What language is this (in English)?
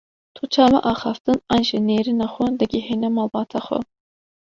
Kurdish